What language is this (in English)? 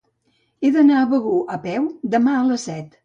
Catalan